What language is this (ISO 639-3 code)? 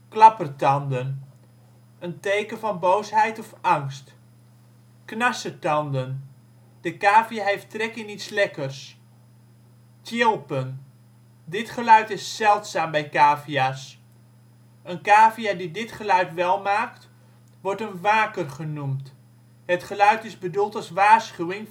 nld